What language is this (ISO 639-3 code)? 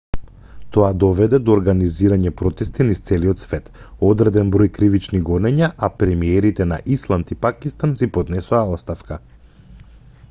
mkd